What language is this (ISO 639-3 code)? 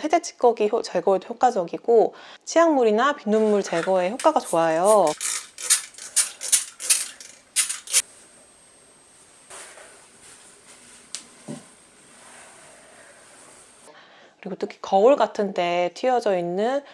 kor